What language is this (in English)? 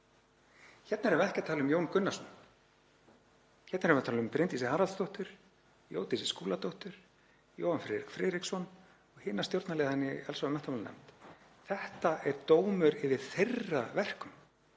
Icelandic